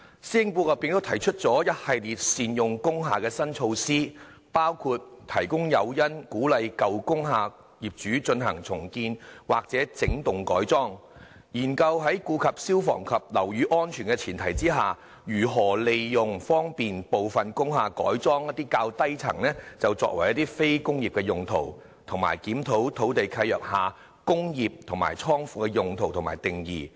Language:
Cantonese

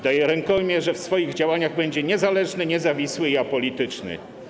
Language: Polish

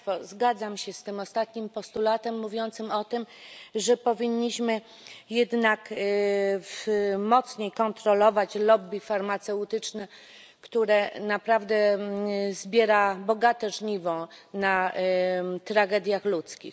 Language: Polish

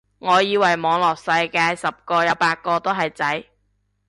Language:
Cantonese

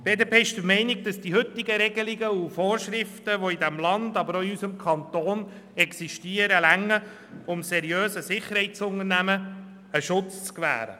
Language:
Swiss German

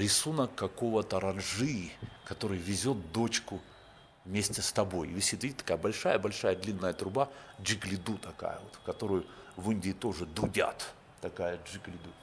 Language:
Russian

